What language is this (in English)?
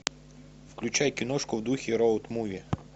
Russian